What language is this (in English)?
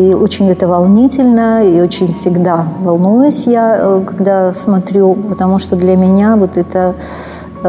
Russian